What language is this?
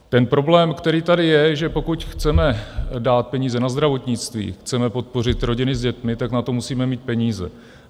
Czech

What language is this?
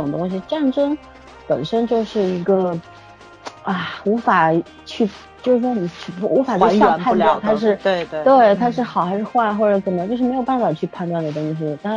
Chinese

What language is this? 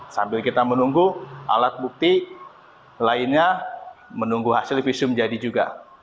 Indonesian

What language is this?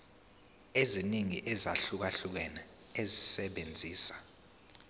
Zulu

